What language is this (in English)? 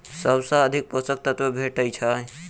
Maithili